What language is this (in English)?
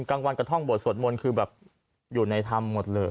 Thai